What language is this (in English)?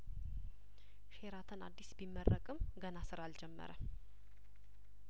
Amharic